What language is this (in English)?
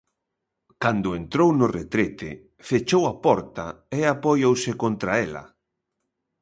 Galician